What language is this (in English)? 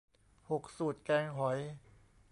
Thai